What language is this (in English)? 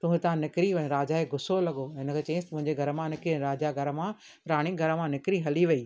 Sindhi